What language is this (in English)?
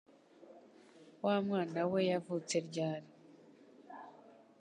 Kinyarwanda